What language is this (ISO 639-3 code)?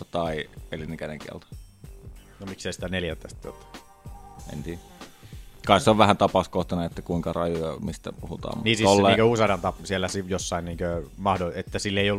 fin